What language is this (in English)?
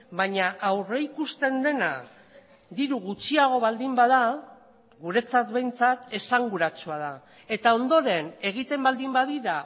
Basque